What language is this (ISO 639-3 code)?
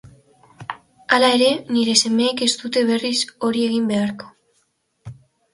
eus